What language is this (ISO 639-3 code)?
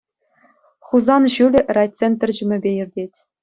chv